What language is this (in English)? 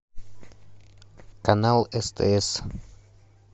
Russian